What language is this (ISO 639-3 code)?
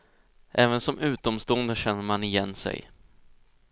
swe